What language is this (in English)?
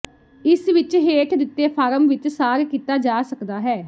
Punjabi